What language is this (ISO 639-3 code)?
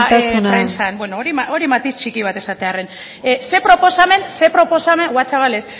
eus